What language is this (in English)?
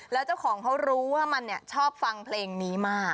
Thai